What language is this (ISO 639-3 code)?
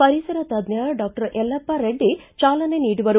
kan